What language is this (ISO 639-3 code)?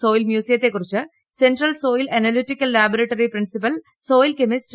mal